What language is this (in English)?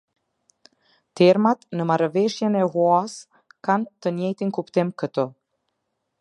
Albanian